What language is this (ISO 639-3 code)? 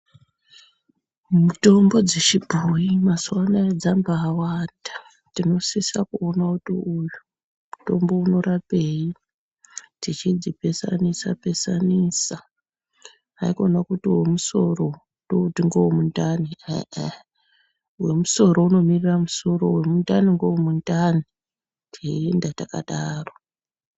ndc